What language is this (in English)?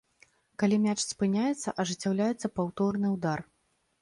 Belarusian